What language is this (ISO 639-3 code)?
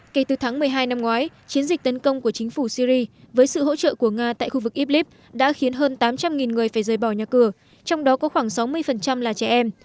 vie